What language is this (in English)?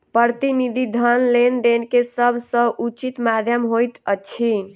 Maithili